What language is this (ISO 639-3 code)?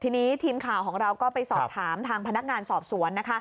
tha